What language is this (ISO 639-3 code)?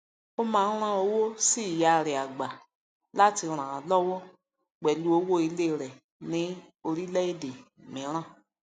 yor